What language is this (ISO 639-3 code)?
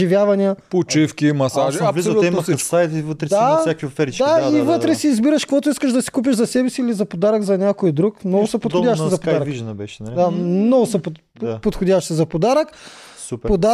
bul